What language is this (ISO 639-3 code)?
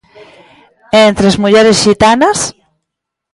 glg